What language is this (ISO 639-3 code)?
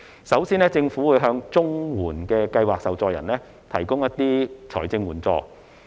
yue